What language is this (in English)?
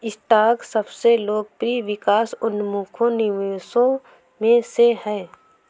Hindi